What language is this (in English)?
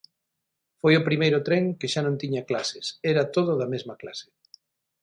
Galician